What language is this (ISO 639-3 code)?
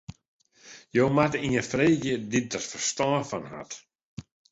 fry